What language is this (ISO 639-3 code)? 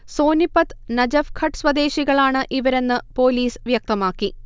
mal